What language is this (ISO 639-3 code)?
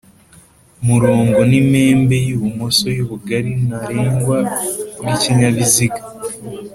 kin